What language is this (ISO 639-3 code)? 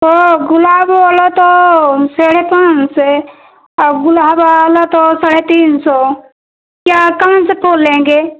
hin